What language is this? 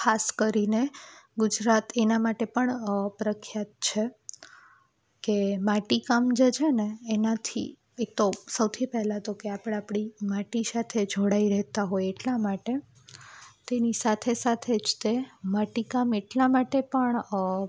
Gujarati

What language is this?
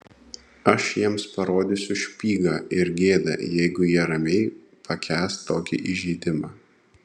Lithuanian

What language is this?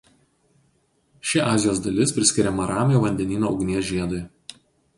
Lithuanian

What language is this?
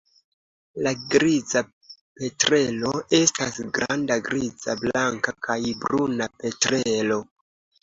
Esperanto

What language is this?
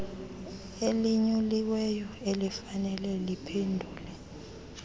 Xhosa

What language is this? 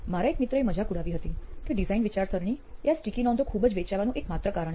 Gujarati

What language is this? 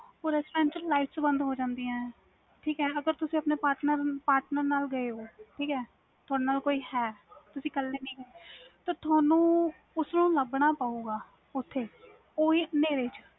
Punjabi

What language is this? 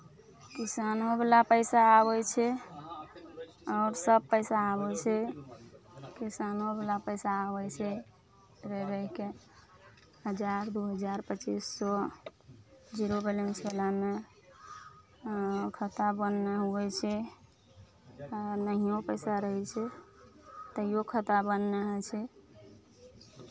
Maithili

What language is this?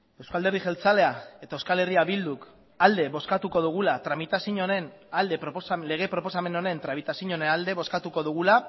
Basque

